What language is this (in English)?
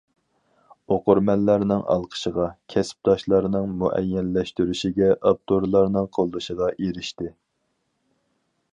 Uyghur